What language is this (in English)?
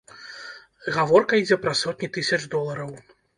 Belarusian